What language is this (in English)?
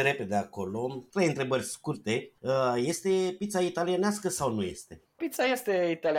Romanian